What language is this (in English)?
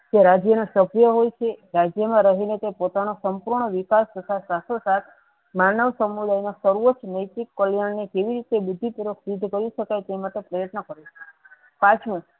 Gujarati